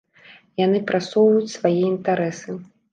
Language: Belarusian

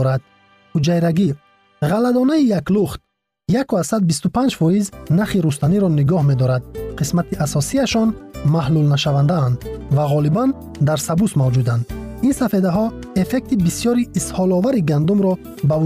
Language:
Persian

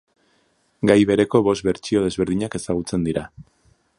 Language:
Basque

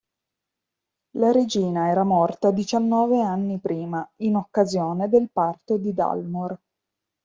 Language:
Italian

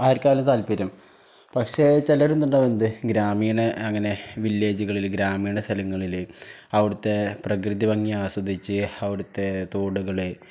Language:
Malayalam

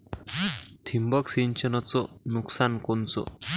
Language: Marathi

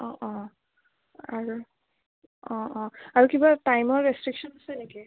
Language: Assamese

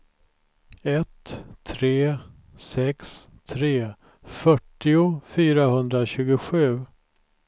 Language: Swedish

